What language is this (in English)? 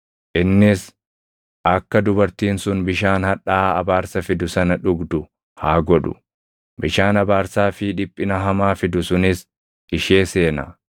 Oromo